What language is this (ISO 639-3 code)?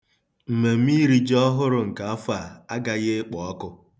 ibo